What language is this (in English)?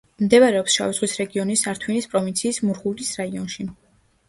Georgian